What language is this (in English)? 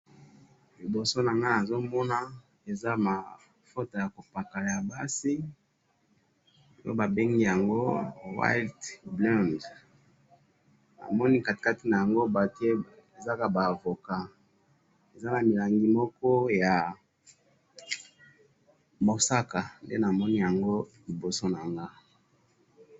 Lingala